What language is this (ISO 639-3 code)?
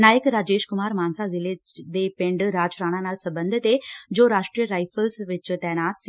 pan